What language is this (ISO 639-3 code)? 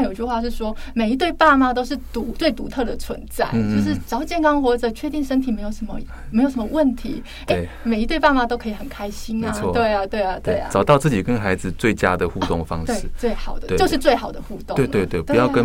zho